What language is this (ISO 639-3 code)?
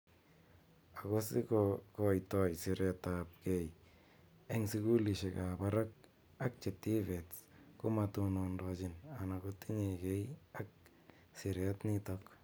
kln